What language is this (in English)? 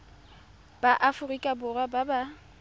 Tswana